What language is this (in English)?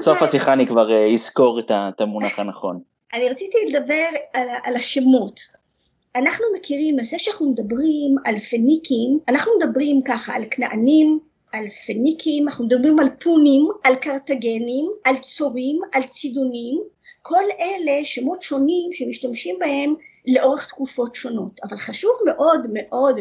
Hebrew